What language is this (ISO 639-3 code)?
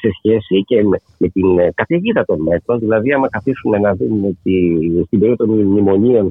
ell